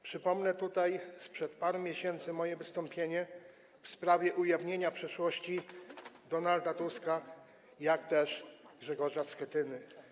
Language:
Polish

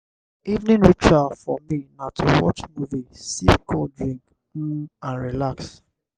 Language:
Nigerian Pidgin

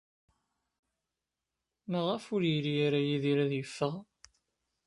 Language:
Kabyle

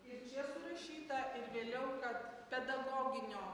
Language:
Lithuanian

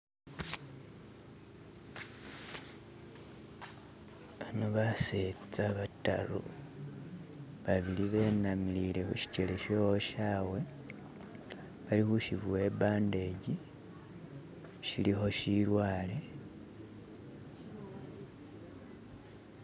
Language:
Masaaba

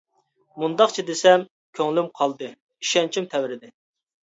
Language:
Uyghur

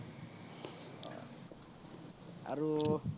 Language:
Assamese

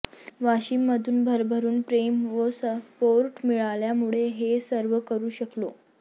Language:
Marathi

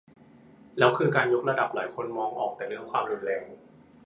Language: Thai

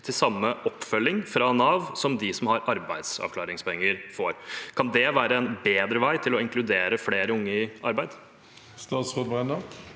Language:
Norwegian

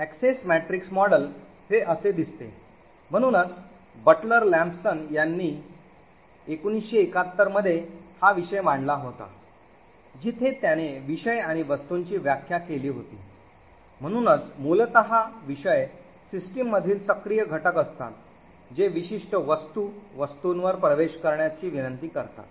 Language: Marathi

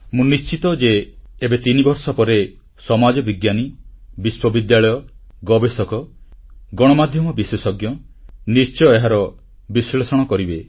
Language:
Odia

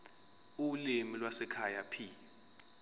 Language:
Zulu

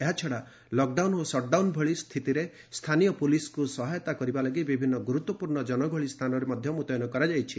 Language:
Odia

